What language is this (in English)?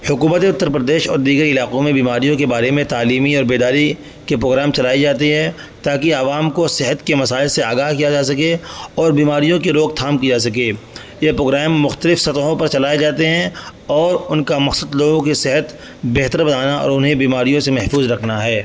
Urdu